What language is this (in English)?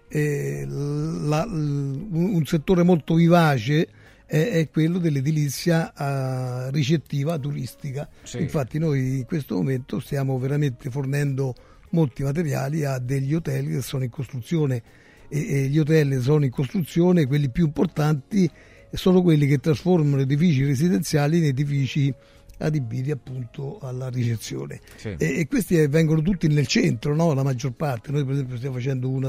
Italian